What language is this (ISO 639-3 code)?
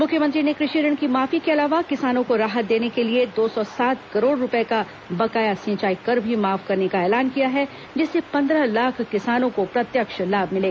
hin